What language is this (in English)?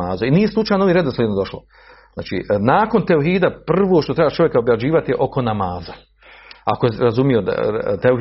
Croatian